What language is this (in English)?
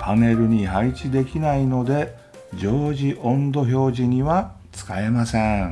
Japanese